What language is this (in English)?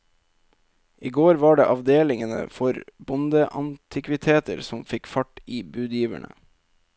Norwegian